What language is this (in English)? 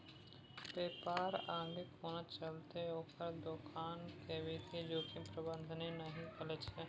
Maithili